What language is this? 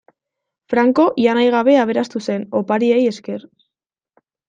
Basque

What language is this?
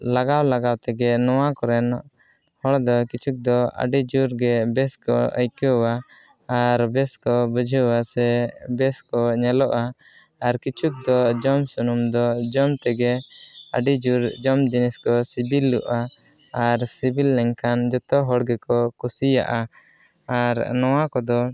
Santali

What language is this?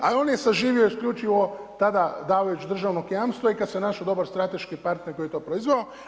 Croatian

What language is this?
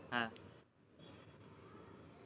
Gujarati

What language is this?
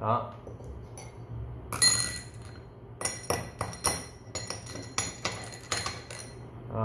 Vietnamese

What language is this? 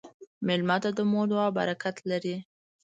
Pashto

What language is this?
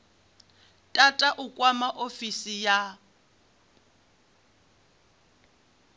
Venda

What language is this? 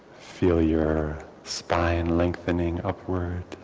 English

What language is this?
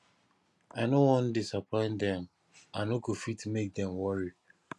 Nigerian Pidgin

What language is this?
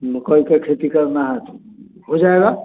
Hindi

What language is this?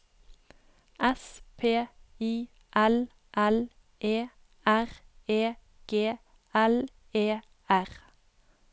Norwegian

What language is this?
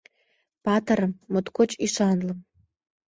Mari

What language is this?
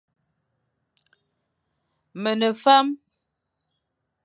Fang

